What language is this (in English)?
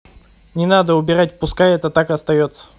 Russian